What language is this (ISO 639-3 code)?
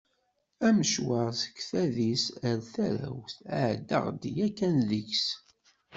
kab